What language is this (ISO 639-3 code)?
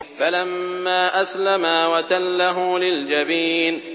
ara